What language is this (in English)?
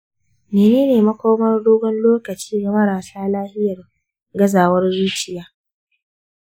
Hausa